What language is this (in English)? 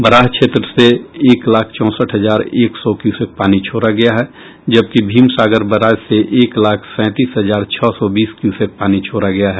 Hindi